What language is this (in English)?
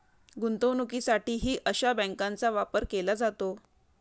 Marathi